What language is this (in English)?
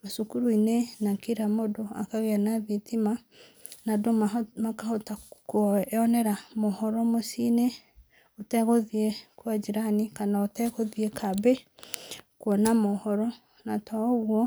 Kikuyu